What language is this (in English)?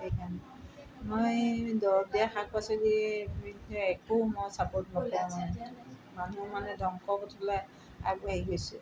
Assamese